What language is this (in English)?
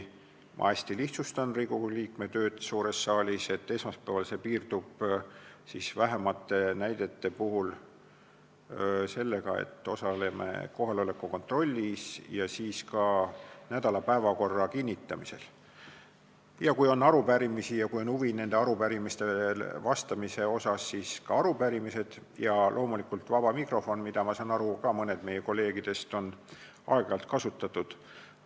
Estonian